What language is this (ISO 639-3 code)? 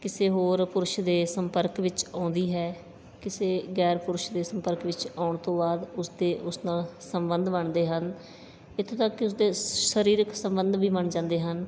pan